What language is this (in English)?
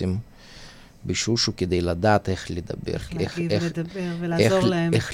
Hebrew